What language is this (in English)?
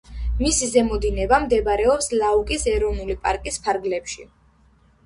Georgian